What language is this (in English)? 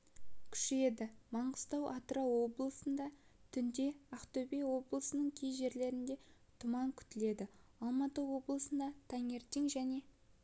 Kazakh